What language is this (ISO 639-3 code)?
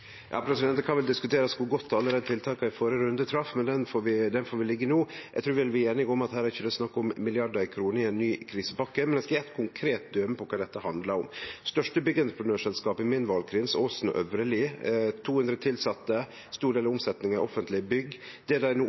nno